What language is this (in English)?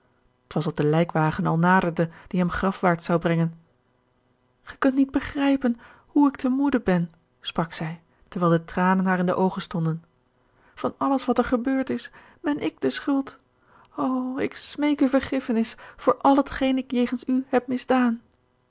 Dutch